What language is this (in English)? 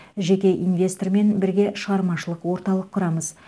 Kazakh